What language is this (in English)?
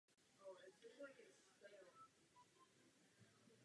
Czech